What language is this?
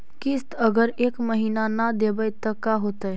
Magahi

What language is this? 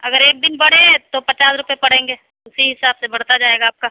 Urdu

